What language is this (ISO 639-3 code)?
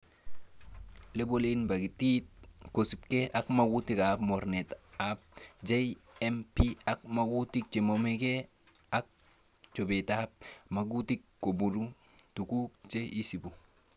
kln